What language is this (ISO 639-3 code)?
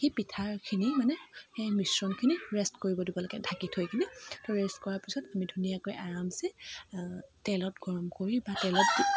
asm